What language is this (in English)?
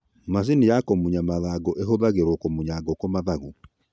Kikuyu